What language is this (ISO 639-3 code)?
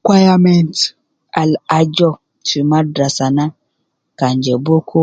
kcn